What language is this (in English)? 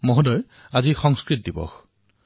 Assamese